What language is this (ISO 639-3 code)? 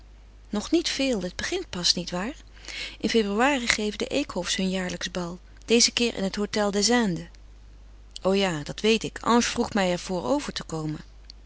nld